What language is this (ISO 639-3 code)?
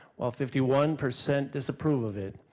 eng